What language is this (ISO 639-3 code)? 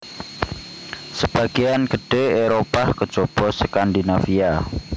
jav